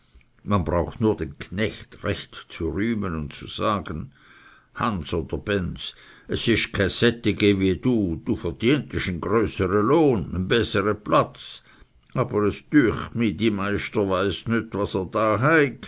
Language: German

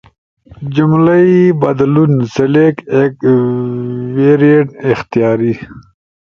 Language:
Ushojo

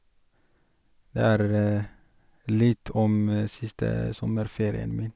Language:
Norwegian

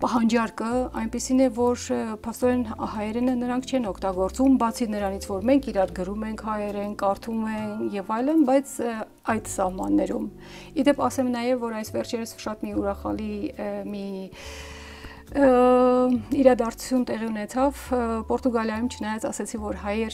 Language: Romanian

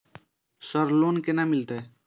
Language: Maithili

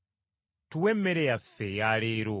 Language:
Ganda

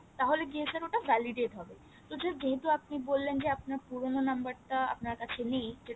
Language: Bangla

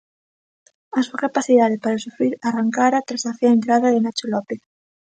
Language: Galician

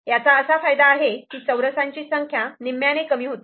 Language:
Marathi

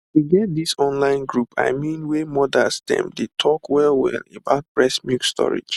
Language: Nigerian Pidgin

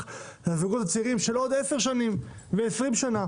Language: Hebrew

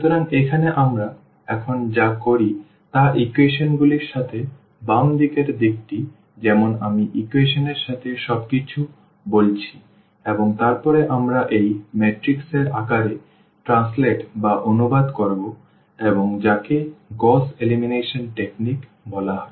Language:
Bangla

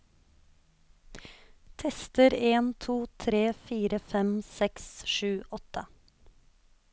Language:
Norwegian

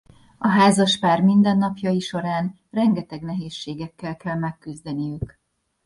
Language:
Hungarian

